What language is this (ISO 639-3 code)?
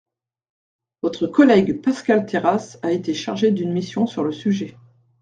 fra